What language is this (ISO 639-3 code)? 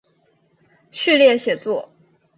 zho